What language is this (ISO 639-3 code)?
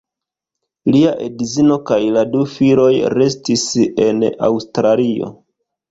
epo